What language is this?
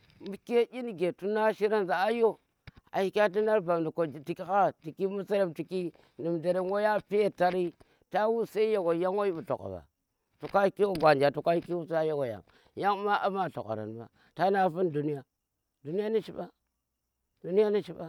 Tera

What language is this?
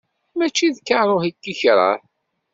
Kabyle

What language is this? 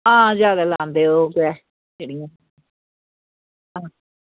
Dogri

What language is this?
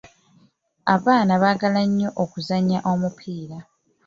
Ganda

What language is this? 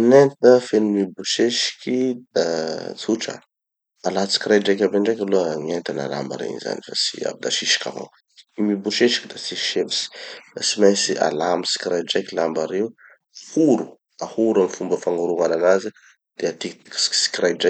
Tanosy Malagasy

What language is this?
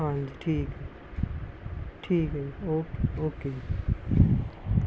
Punjabi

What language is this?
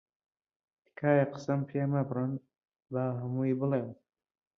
Central Kurdish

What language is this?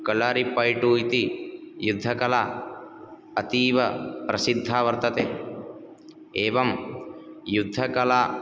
Sanskrit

